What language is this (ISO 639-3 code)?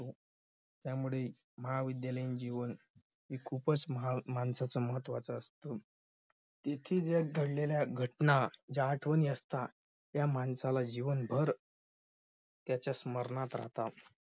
mar